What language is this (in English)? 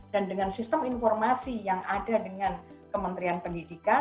Indonesian